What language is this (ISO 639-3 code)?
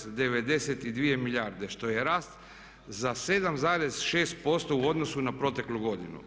hrv